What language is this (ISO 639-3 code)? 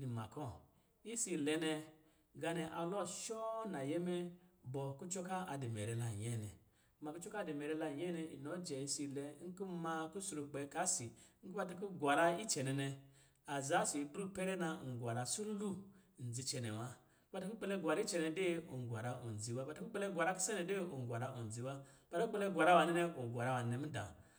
mgi